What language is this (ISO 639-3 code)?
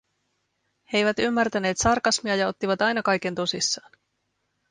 fin